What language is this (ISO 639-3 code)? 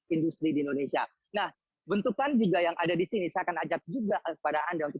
ind